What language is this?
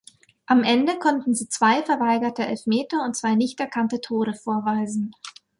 German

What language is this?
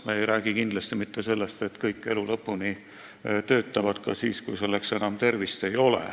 Estonian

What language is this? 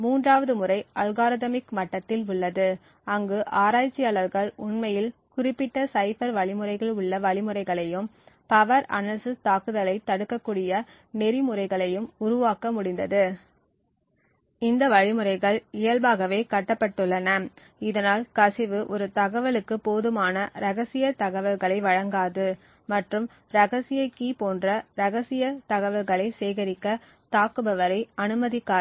Tamil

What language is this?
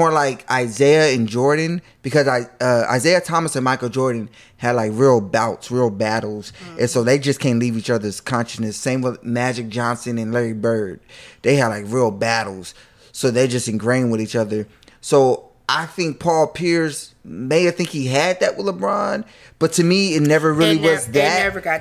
English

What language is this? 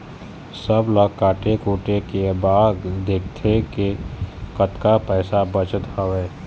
Chhattisgarhi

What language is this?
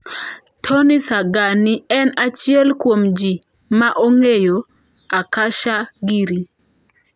Luo (Kenya and Tanzania)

